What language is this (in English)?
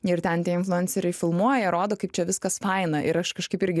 Lithuanian